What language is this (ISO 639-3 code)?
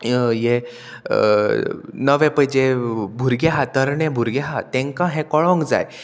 kok